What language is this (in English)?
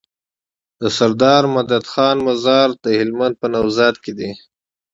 Pashto